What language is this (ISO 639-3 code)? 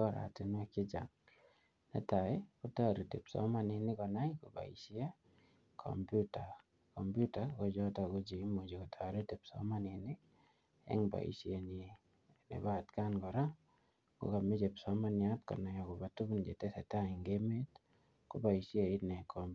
kln